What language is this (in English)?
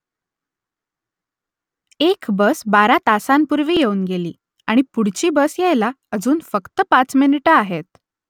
Marathi